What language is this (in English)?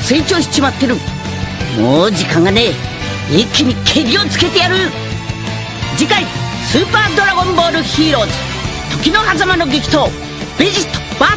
Japanese